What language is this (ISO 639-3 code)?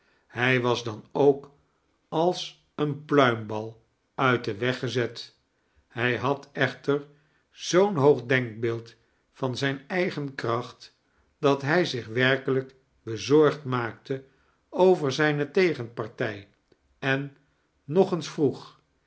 nld